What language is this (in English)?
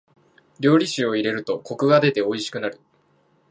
Japanese